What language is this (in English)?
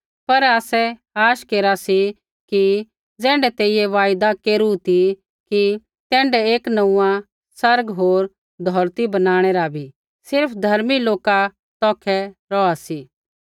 Kullu Pahari